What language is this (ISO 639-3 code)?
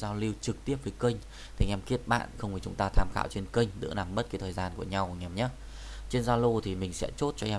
vie